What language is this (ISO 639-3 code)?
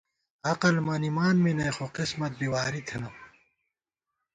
gwt